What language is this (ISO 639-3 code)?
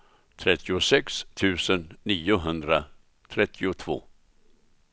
swe